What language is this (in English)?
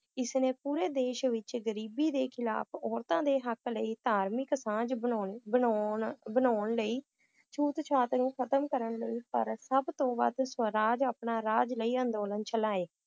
Punjabi